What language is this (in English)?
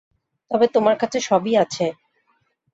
Bangla